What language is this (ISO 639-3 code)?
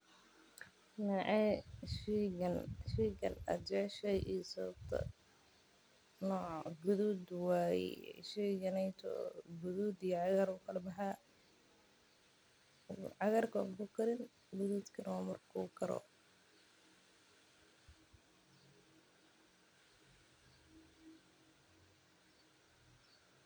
som